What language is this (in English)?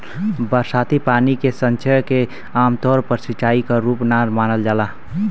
Bhojpuri